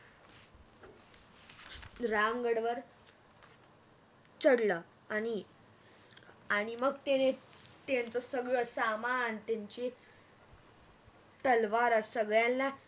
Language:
Marathi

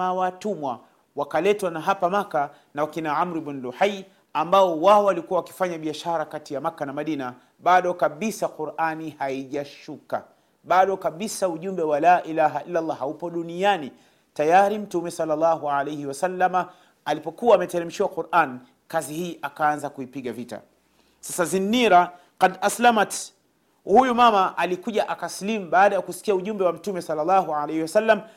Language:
Swahili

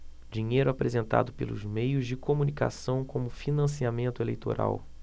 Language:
Portuguese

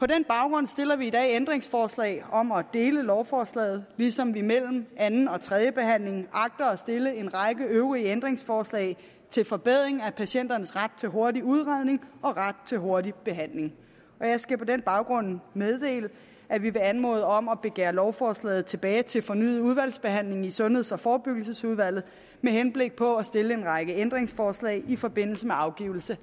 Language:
Danish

